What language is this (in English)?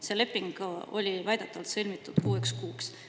Estonian